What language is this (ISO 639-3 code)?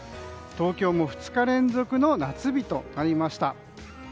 jpn